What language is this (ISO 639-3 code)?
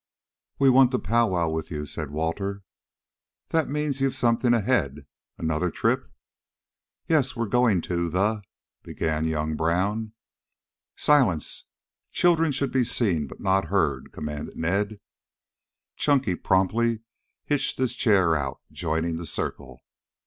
eng